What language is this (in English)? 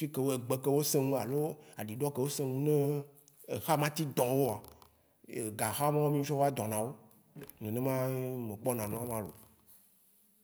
Waci Gbe